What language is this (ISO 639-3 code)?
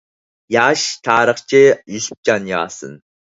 uig